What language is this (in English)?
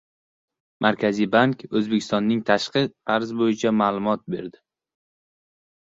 Uzbek